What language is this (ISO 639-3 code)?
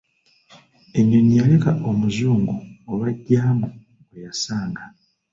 lug